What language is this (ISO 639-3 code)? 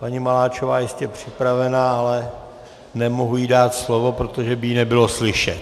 ces